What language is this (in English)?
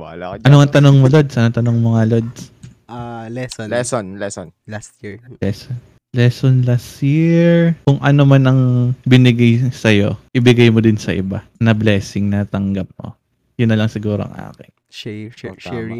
Filipino